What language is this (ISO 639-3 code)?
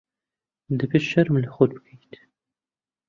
ckb